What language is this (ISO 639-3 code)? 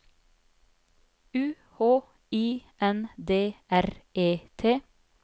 nor